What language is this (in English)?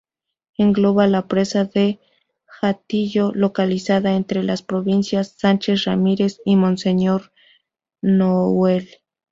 Spanish